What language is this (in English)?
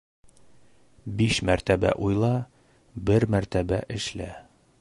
Bashkir